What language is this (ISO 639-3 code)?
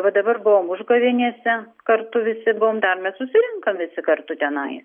lit